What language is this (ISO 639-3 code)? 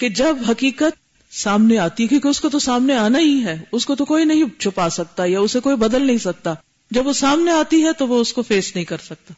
urd